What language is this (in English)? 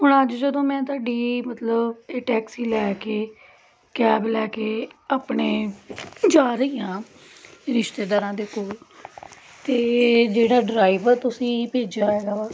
Punjabi